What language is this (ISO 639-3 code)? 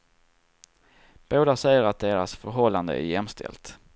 swe